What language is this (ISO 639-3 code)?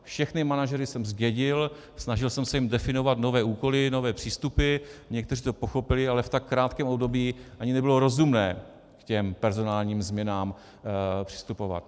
ces